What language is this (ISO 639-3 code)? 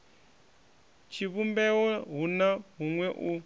ven